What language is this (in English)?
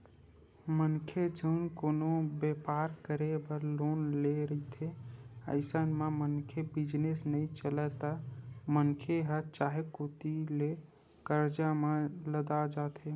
Chhattisgarhi